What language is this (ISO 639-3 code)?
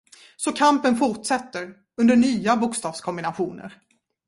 swe